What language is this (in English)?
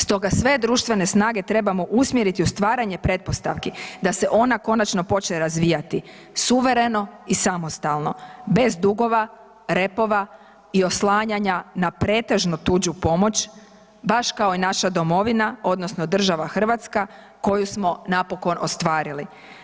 Croatian